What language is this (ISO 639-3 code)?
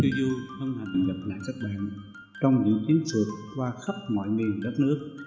vie